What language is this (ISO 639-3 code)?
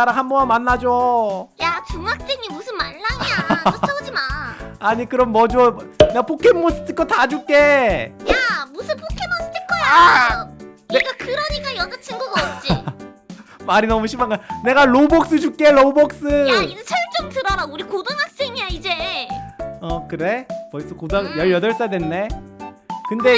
kor